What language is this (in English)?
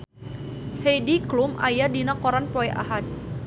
Sundanese